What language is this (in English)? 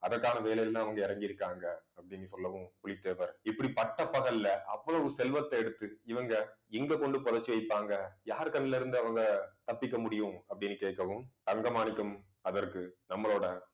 Tamil